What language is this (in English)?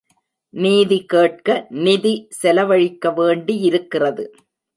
Tamil